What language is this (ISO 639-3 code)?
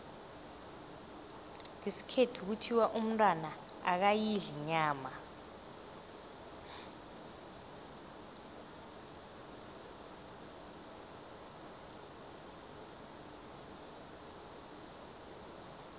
nbl